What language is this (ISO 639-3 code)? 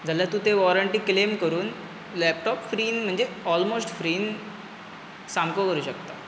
kok